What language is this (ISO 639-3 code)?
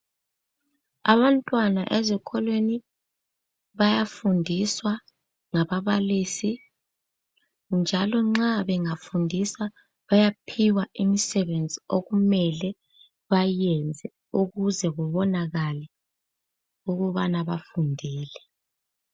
nde